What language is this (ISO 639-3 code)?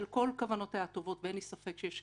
heb